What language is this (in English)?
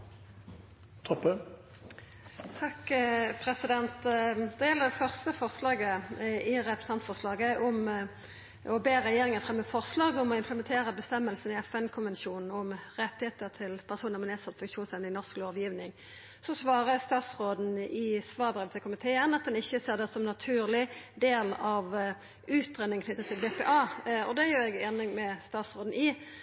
Norwegian Nynorsk